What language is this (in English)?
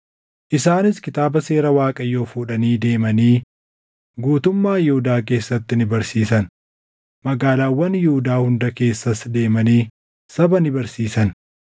Oromo